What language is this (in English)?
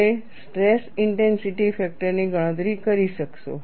Gujarati